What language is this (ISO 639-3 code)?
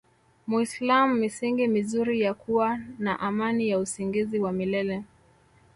swa